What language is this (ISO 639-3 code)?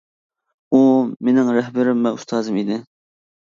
uig